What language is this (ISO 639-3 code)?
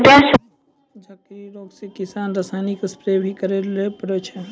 mai